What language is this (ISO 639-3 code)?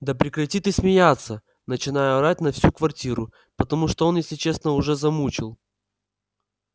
rus